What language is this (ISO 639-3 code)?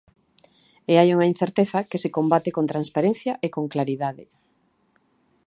glg